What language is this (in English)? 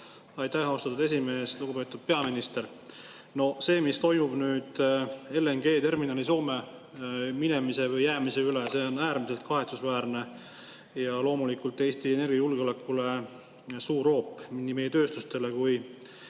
Estonian